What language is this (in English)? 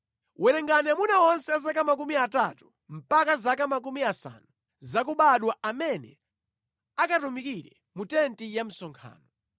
Nyanja